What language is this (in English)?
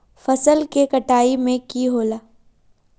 Magahi